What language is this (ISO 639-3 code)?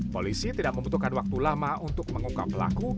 ind